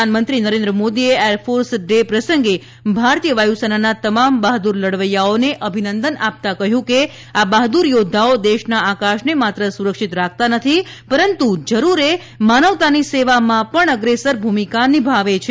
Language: Gujarati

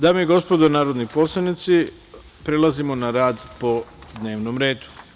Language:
Serbian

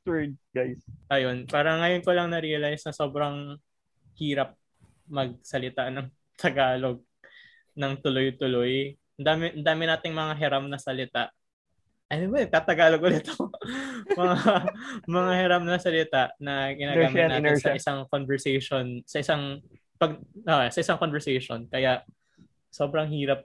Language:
Filipino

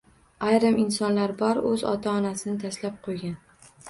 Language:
Uzbek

